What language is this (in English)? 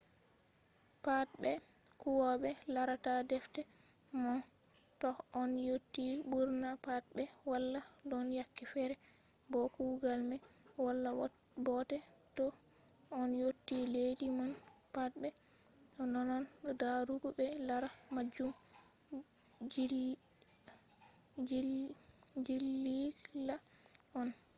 Fula